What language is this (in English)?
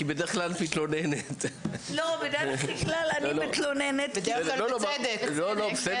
Hebrew